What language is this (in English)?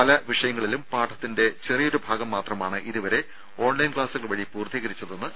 Malayalam